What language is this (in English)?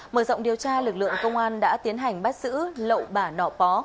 Vietnamese